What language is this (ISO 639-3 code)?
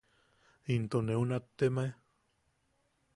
yaq